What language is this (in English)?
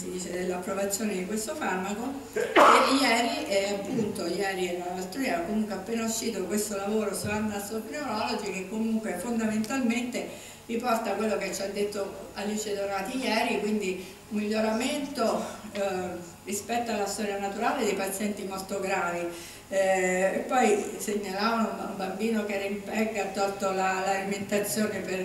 Italian